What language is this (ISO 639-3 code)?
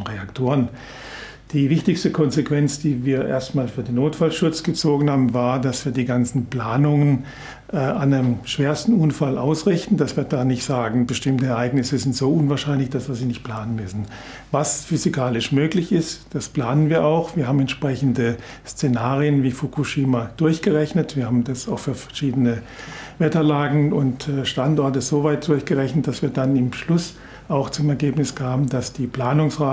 deu